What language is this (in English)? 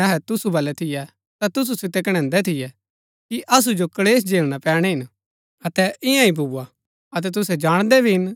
Gaddi